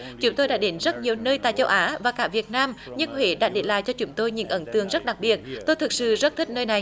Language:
Vietnamese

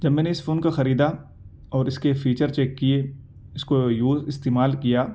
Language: Urdu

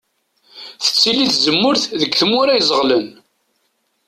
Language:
Kabyle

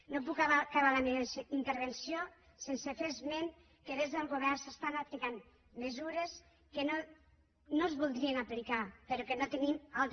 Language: Catalan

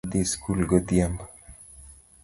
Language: Luo (Kenya and Tanzania)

